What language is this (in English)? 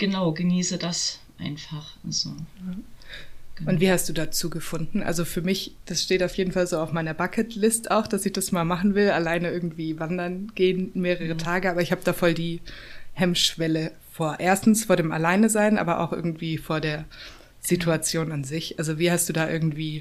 German